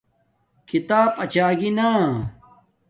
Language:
Domaaki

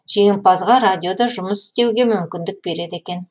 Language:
Kazakh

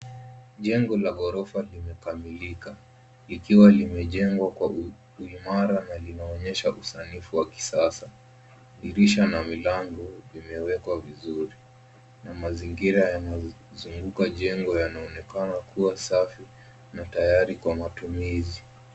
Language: Swahili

